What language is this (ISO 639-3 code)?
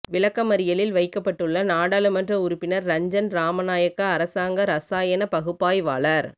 tam